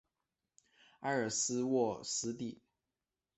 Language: Chinese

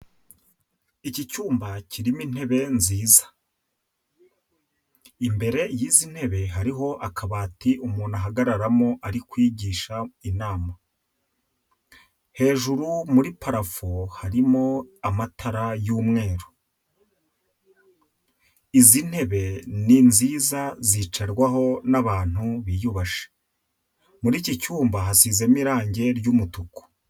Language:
Kinyarwanda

